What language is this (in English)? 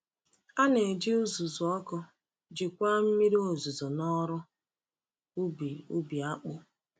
Igbo